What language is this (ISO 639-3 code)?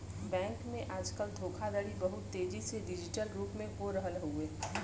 bho